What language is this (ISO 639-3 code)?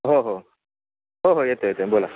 mar